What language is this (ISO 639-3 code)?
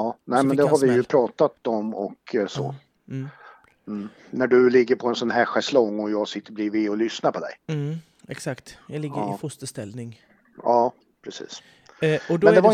swe